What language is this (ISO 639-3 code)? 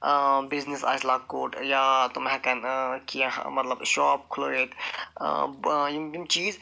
kas